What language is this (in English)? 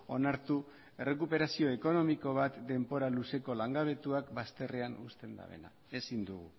Basque